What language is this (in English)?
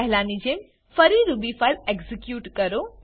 Gujarati